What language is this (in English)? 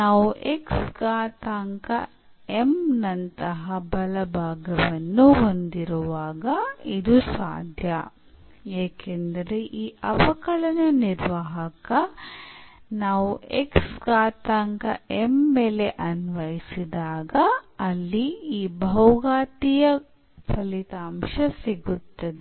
Kannada